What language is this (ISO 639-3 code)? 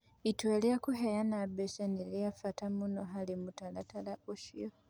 kik